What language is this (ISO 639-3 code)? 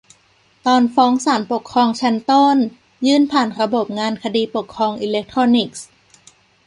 tha